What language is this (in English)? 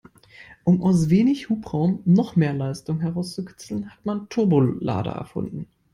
German